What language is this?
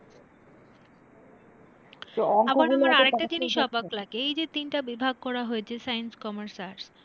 Bangla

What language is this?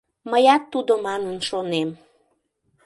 Mari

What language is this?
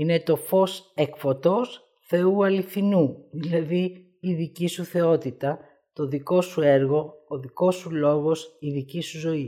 Greek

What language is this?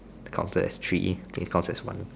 English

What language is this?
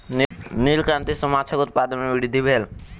Maithili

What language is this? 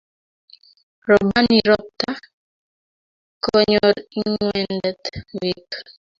Kalenjin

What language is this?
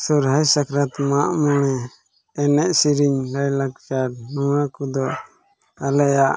Santali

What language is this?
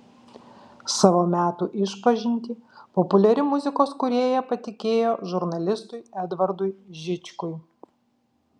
Lithuanian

